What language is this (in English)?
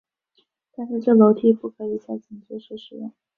Chinese